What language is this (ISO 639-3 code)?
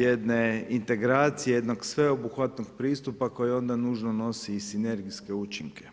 hrv